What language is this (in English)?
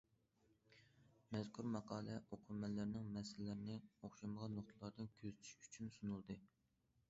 Uyghur